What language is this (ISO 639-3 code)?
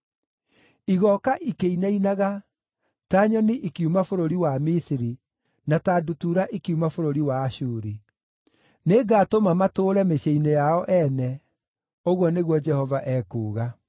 kik